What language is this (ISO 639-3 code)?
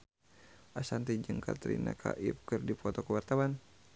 sun